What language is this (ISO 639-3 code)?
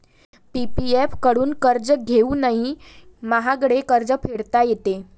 mar